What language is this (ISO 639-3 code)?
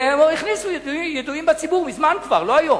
heb